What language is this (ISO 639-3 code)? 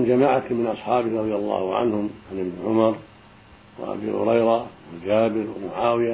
ara